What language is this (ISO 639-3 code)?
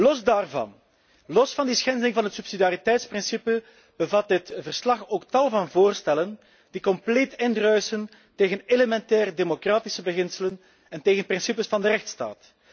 nld